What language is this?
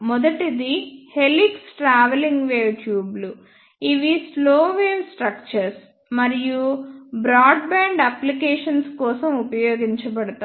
Telugu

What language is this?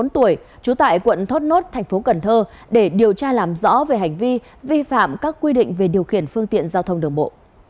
Vietnamese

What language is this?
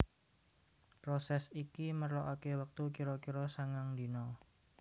Javanese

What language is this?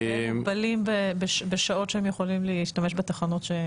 Hebrew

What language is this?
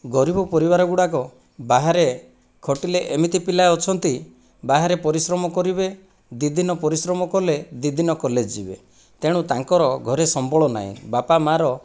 Odia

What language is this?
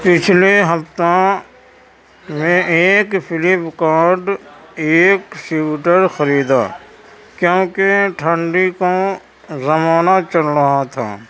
Urdu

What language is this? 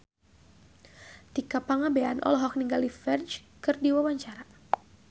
Sundanese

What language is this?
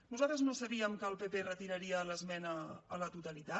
Catalan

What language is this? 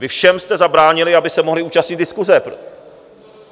Czech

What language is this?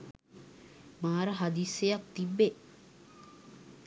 Sinhala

